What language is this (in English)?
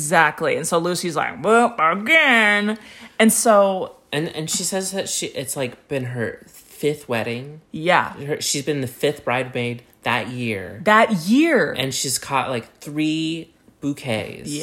English